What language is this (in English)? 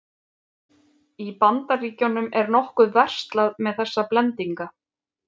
Icelandic